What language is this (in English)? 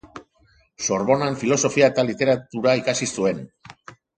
Basque